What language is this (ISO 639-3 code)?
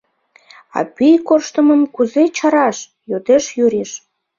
chm